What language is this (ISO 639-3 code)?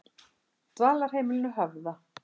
isl